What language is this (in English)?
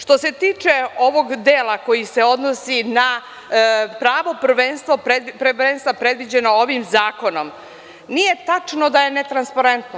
Serbian